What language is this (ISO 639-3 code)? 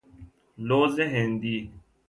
fas